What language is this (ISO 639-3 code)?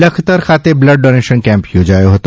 guj